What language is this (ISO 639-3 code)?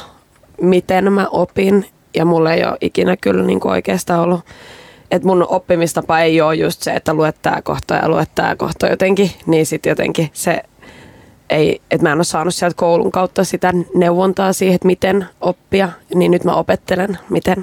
fin